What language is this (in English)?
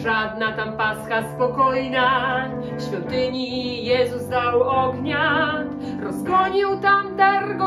Polish